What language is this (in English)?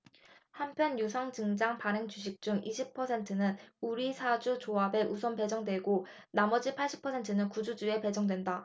Korean